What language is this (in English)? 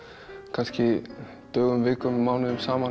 Icelandic